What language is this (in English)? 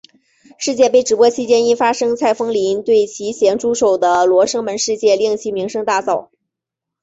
Chinese